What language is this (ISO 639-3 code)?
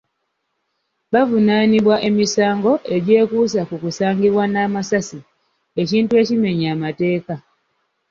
lug